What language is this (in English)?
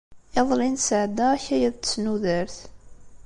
Kabyle